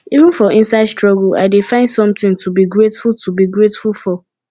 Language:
Nigerian Pidgin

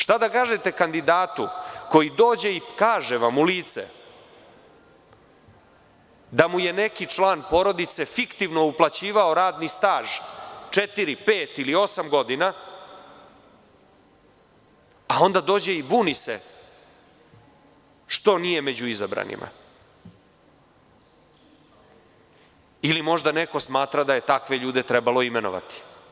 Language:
Serbian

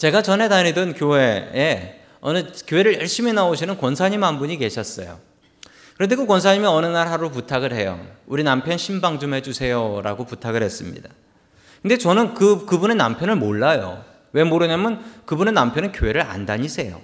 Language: Korean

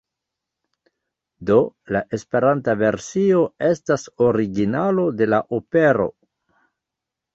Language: Esperanto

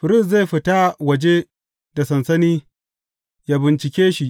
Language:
Hausa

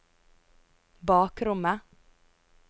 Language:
Norwegian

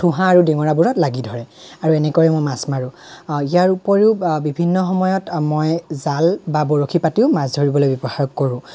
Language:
Assamese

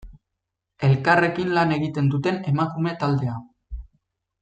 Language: Basque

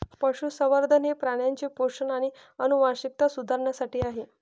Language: Marathi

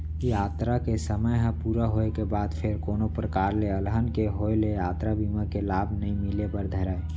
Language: Chhattisgarhi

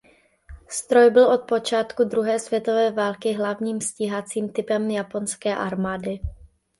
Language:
Czech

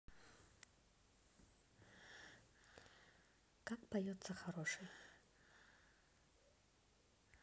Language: Russian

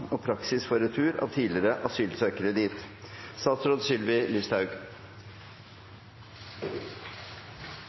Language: Norwegian Nynorsk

